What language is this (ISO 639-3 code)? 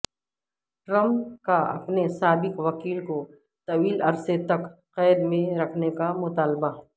urd